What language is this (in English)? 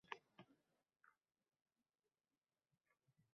Uzbek